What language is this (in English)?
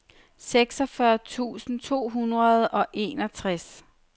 Danish